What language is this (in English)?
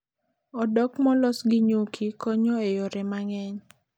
Luo (Kenya and Tanzania)